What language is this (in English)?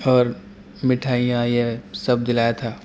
Urdu